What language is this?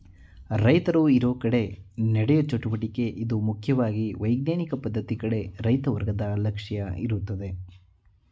Kannada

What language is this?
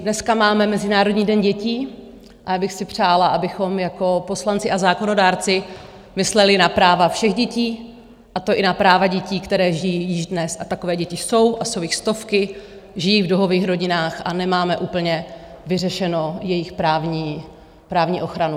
Czech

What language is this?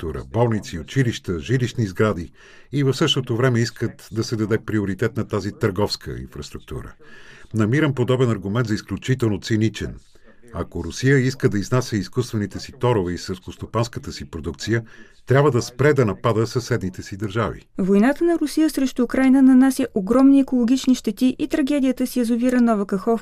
Bulgarian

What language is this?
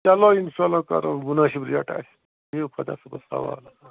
Kashmiri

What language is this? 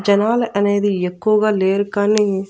Telugu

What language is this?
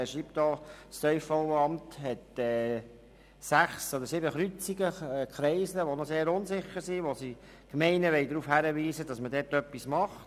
Swiss German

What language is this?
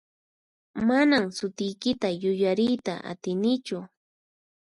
Puno Quechua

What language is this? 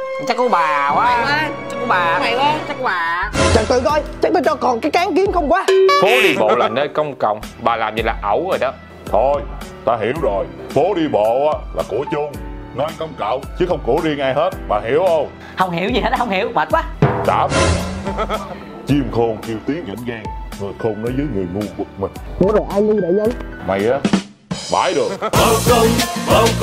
Vietnamese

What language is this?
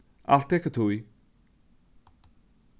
Faroese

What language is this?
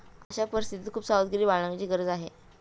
Marathi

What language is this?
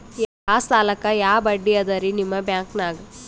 Kannada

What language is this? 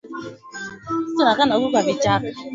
Swahili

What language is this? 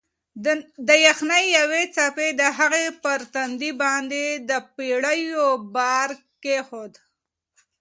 Pashto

